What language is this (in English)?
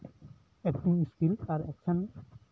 Santali